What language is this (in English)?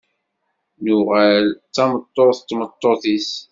Kabyle